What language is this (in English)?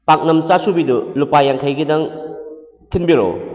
Manipuri